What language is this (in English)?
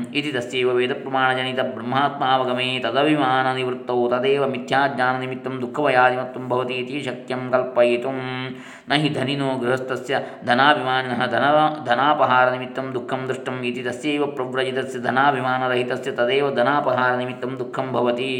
Kannada